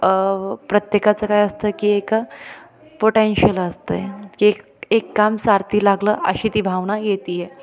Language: Marathi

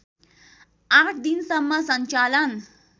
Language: Nepali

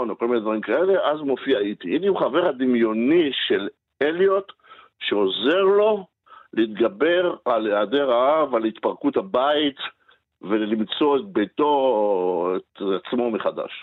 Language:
Hebrew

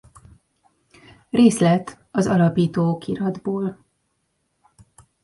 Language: Hungarian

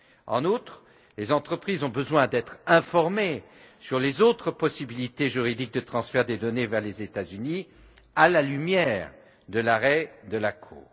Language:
French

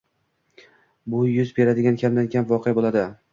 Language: Uzbek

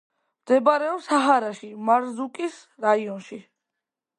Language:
Georgian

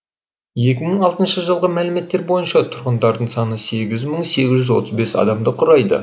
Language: Kazakh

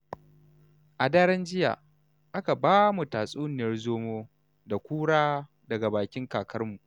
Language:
Hausa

